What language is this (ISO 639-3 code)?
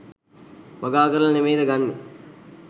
sin